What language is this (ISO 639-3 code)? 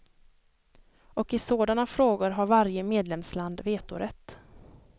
swe